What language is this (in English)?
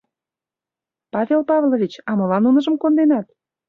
Mari